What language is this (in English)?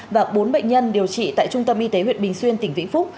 Vietnamese